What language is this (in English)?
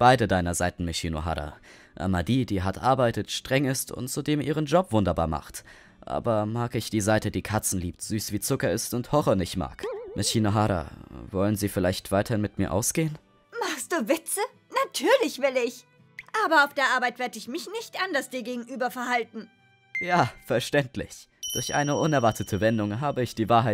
German